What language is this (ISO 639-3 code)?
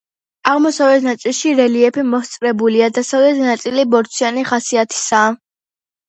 kat